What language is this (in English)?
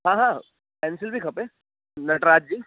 Sindhi